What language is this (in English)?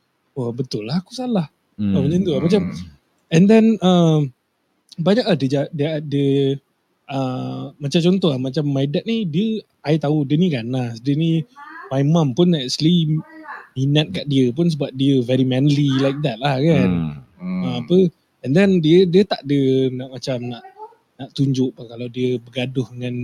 Malay